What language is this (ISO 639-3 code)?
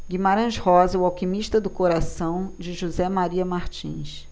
por